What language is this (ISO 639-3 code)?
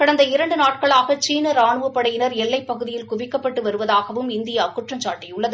tam